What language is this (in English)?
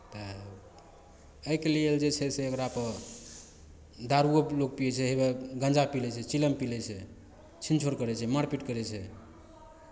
Maithili